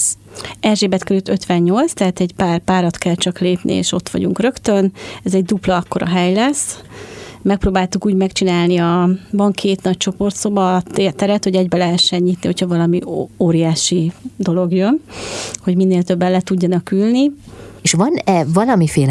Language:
Hungarian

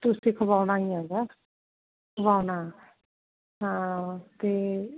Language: Punjabi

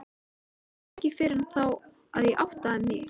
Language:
Icelandic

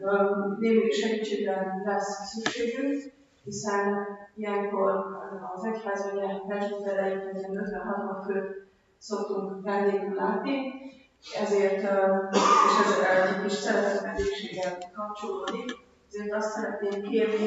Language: Hungarian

